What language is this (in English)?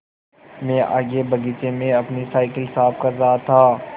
Hindi